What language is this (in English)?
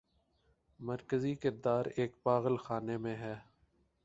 Urdu